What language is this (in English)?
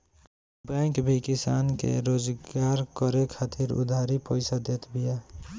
Bhojpuri